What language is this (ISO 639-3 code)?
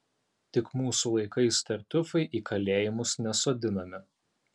lit